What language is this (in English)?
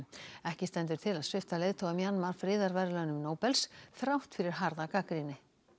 Icelandic